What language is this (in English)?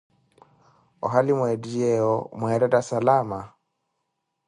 Koti